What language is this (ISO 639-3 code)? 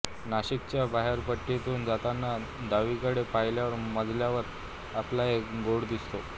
mar